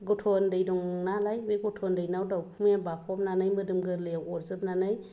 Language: Bodo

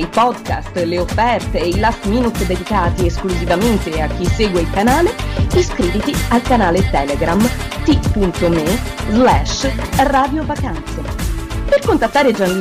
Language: Italian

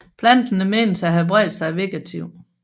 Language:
Danish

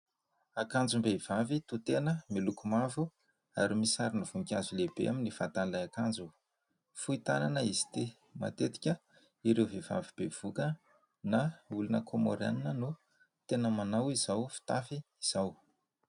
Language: Malagasy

